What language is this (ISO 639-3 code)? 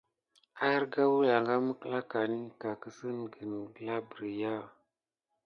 gid